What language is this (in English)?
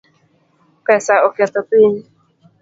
Luo (Kenya and Tanzania)